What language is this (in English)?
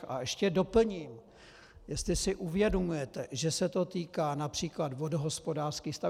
Czech